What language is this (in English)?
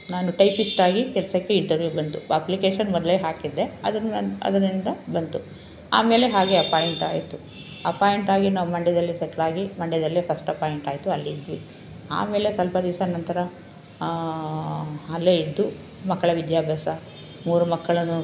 Kannada